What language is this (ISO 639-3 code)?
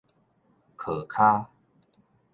nan